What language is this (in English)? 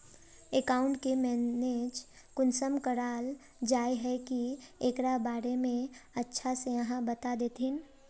Magahi